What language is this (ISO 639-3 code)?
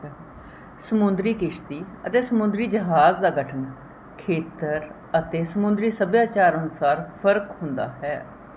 pan